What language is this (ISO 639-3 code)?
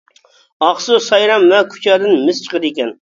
uig